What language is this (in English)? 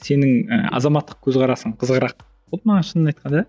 Kazakh